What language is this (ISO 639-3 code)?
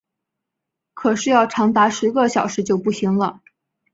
zho